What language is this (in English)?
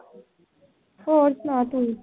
Punjabi